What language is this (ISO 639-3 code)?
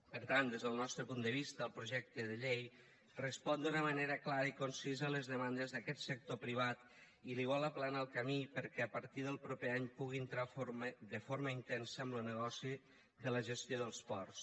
cat